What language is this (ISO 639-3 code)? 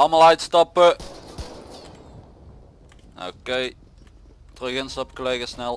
nld